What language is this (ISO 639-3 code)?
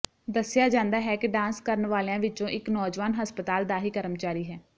pan